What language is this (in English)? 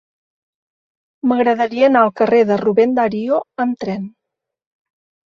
Catalan